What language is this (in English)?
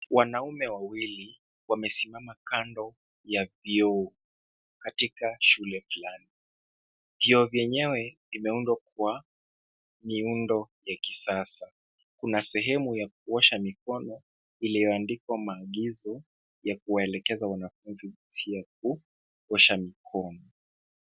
Swahili